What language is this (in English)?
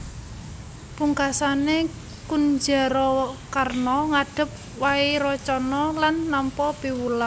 Javanese